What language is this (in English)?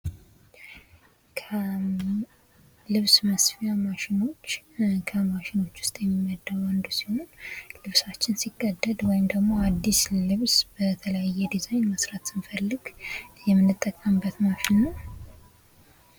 Amharic